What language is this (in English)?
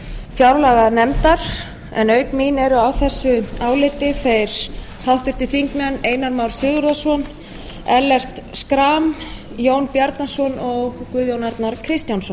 Icelandic